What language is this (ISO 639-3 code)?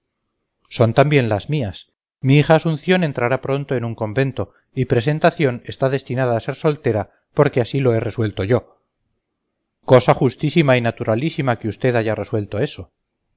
spa